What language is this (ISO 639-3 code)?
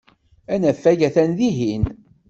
kab